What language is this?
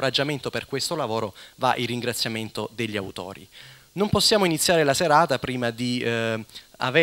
Italian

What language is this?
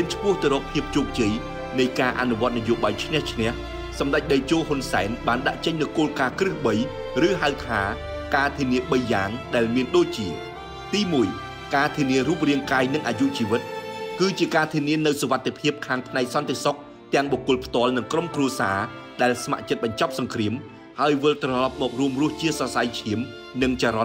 Thai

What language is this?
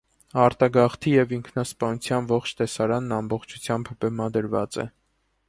Armenian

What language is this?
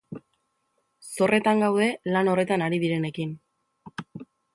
Basque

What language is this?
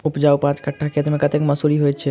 Maithili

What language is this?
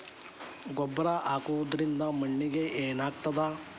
Kannada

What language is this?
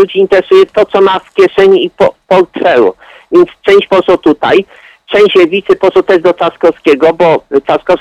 Polish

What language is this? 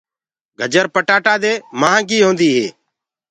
Gurgula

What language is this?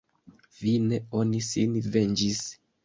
Esperanto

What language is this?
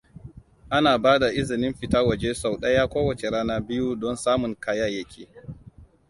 Hausa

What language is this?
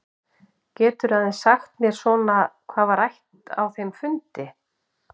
Icelandic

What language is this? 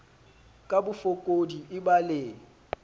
Southern Sotho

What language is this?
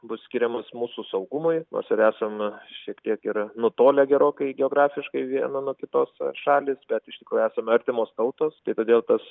Lithuanian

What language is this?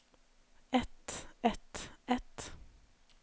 Norwegian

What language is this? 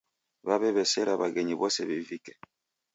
Taita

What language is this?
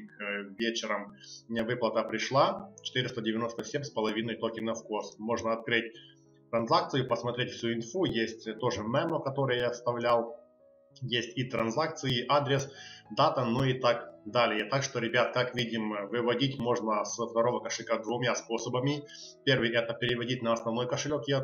Russian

